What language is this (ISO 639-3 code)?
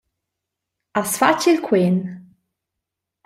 roh